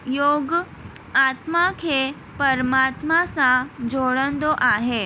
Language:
Sindhi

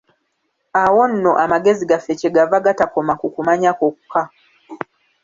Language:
Ganda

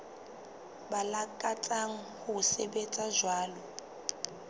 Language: Southern Sotho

